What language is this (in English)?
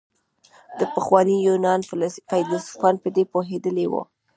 Pashto